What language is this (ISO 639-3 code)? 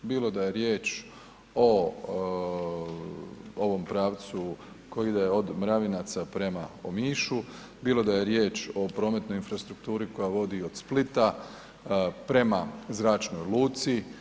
hrv